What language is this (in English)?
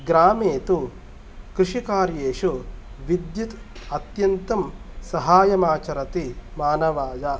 Sanskrit